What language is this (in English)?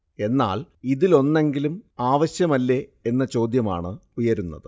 Malayalam